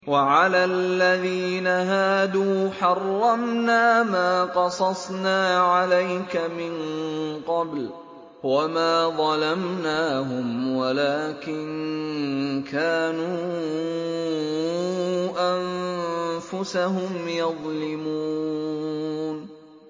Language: Arabic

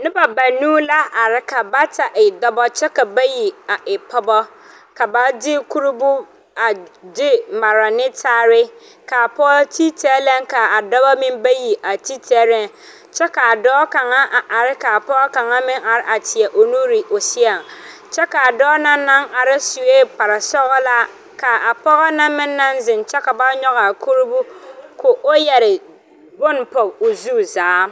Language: Southern Dagaare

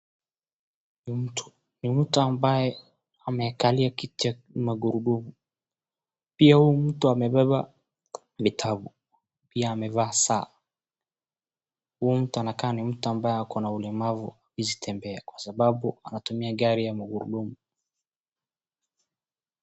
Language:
Swahili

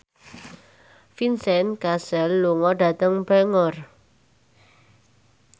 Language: Javanese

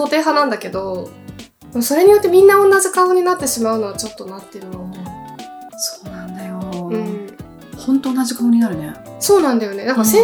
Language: Japanese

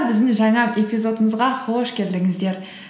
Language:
Kazakh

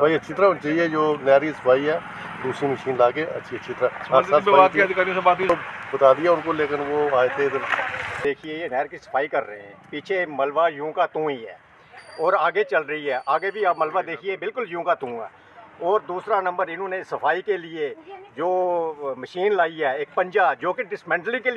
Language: Punjabi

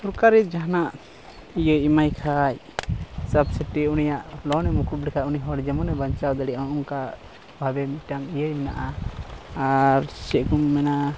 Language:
Santali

